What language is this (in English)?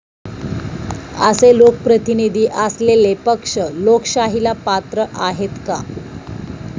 Marathi